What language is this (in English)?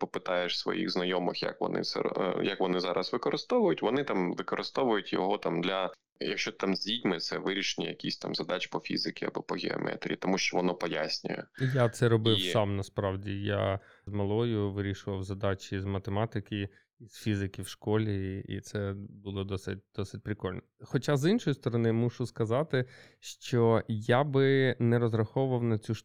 Ukrainian